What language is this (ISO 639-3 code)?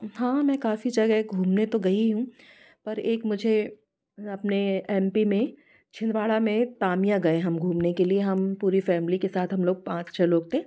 hin